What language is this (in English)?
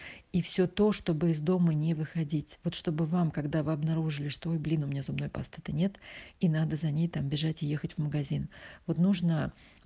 Russian